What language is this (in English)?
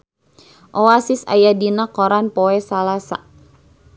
Sundanese